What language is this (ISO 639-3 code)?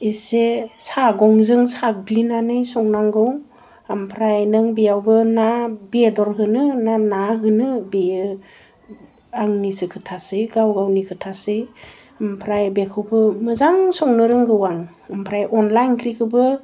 brx